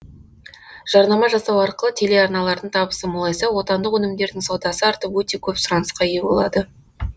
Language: Kazakh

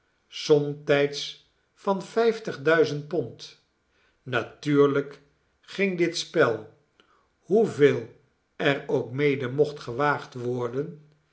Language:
Dutch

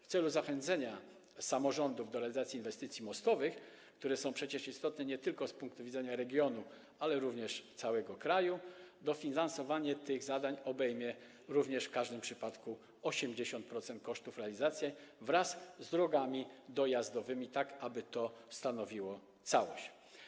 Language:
Polish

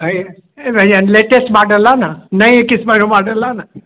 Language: Sindhi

